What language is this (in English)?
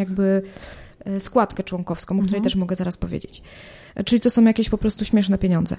Polish